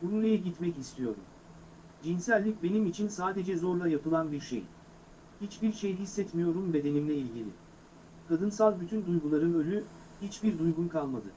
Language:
Turkish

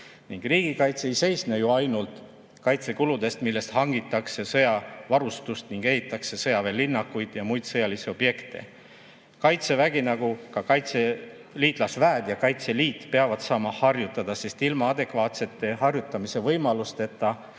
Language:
Estonian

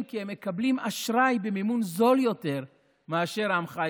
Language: Hebrew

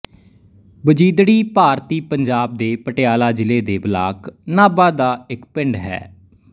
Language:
Punjabi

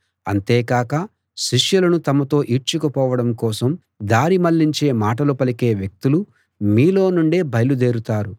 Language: Telugu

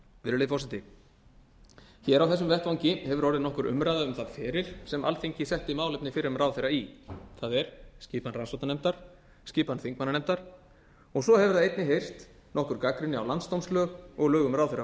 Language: Icelandic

